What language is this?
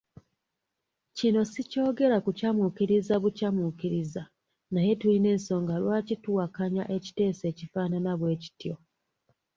Ganda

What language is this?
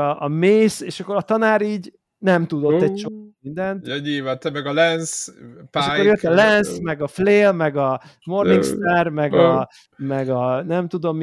Hungarian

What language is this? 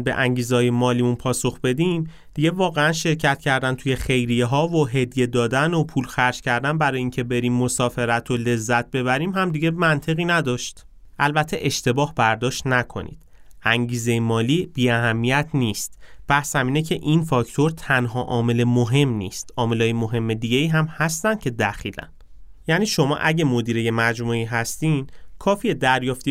Persian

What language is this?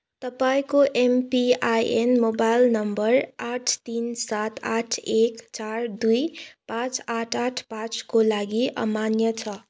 Nepali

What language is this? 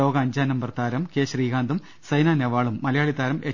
Malayalam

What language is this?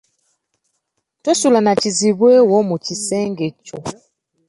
Ganda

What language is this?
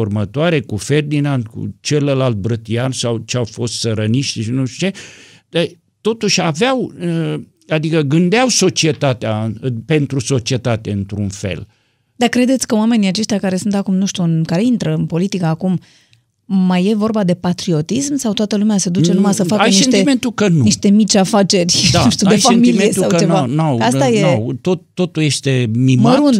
Romanian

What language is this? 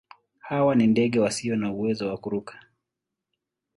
Swahili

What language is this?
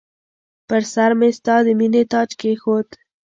Pashto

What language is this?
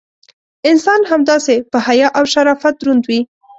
Pashto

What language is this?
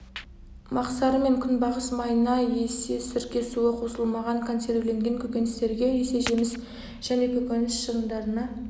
Kazakh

